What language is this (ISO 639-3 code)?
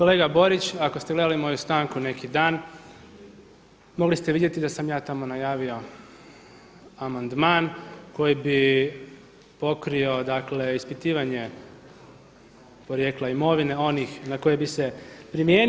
hrv